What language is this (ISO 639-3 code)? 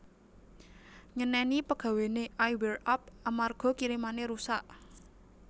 jav